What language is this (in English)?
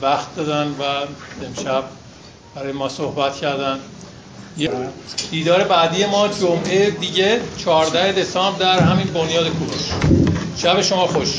Persian